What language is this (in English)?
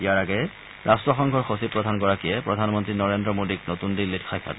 Assamese